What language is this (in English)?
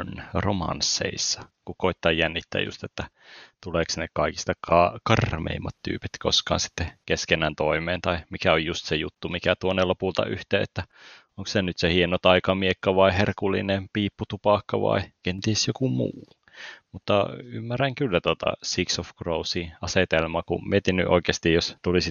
Finnish